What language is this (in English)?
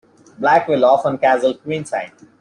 English